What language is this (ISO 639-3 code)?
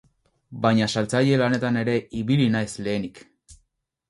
eus